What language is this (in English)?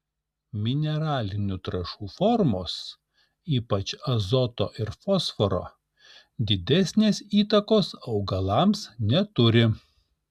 Lithuanian